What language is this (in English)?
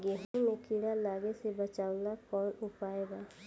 Bhojpuri